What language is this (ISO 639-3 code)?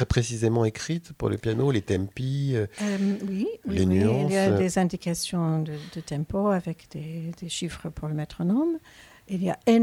fra